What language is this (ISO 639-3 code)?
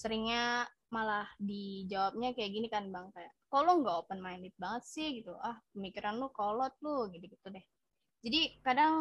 ind